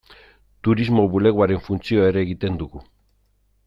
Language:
Basque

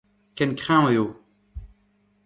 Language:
Breton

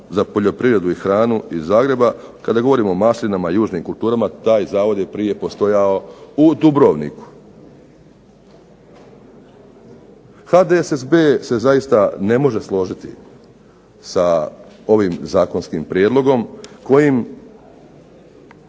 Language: Croatian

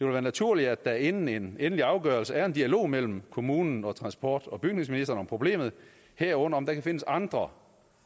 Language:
Danish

